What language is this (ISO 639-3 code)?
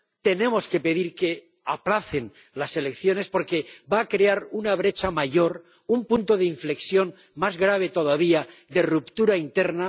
spa